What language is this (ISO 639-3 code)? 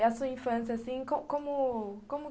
por